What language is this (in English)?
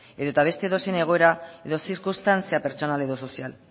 Basque